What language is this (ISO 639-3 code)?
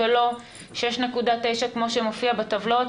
heb